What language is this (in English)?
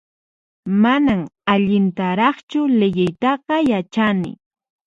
Puno Quechua